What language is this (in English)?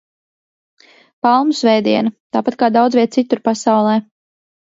Latvian